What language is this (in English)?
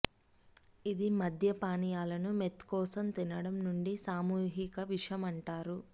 Telugu